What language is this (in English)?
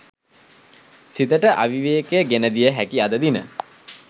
Sinhala